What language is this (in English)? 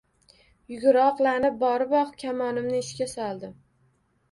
Uzbek